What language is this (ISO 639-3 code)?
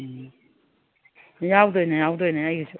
mni